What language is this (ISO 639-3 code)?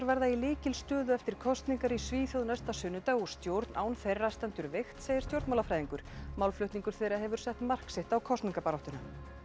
isl